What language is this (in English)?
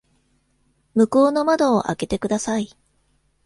Japanese